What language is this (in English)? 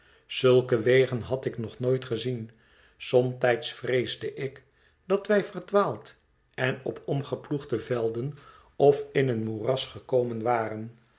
Dutch